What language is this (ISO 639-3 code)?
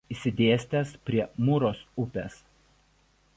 lit